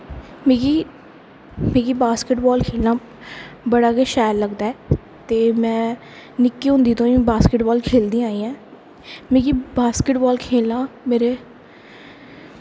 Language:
Dogri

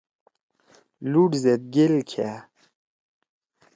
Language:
Torwali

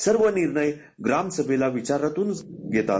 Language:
Marathi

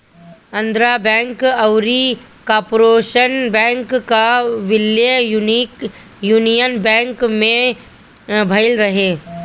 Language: Bhojpuri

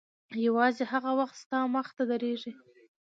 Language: Pashto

